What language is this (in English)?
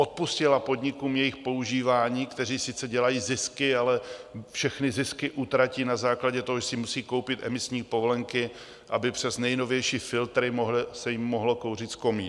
Czech